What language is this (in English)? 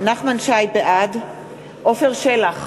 Hebrew